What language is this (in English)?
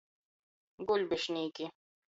Latgalian